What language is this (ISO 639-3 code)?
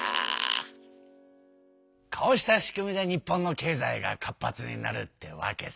jpn